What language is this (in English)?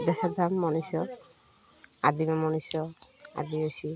Odia